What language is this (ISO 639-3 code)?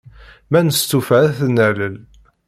kab